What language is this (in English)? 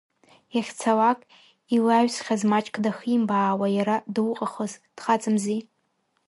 Abkhazian